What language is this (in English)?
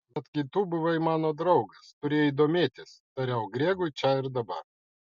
Lithuanian